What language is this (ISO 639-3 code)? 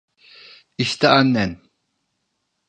tur